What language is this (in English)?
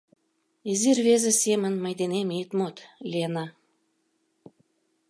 Mari